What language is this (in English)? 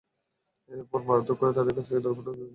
Bangla